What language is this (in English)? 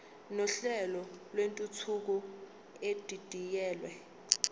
Zulu